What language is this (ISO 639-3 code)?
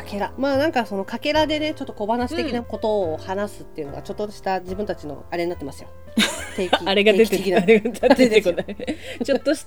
jpn